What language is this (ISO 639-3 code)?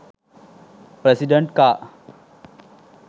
sin